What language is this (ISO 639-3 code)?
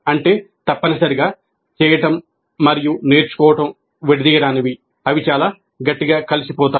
tel